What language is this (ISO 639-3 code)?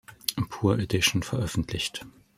deu